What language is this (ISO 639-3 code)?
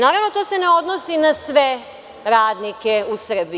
srp